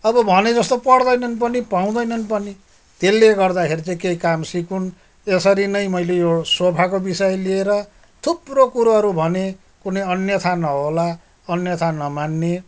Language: Nepali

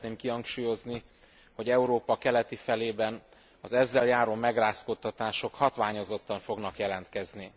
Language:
Hungarian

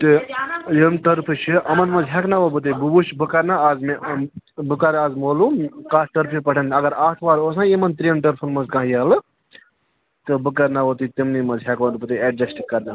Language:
Kashmiri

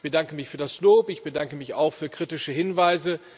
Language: German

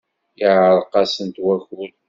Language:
Kabyle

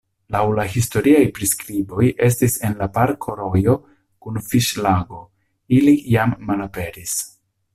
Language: Esperanto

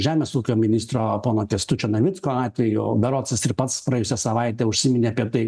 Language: Lithuanian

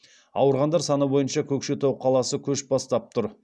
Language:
Kazakh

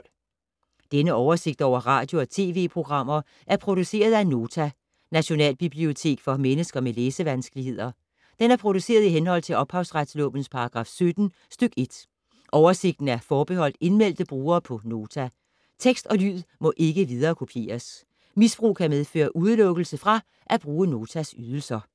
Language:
Danish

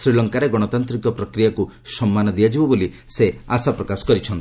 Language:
Odia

